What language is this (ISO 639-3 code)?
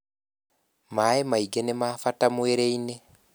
kik